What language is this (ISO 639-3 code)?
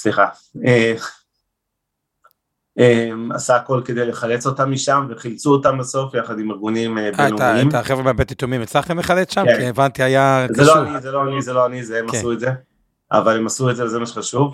heb